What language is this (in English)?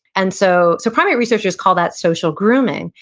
English